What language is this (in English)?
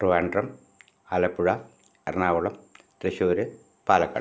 Malayalam